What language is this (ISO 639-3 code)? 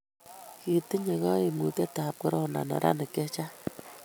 kln